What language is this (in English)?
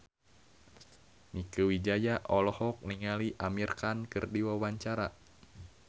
Sundanese